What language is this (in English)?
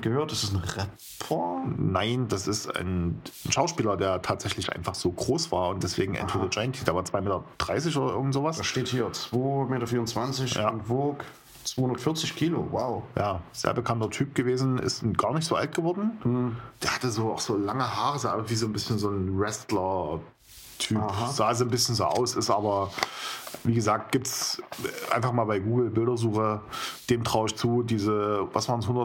German